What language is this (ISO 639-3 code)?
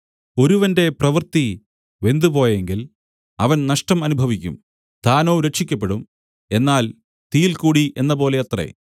mal